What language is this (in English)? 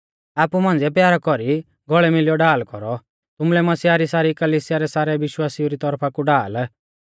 Mahasu Pahari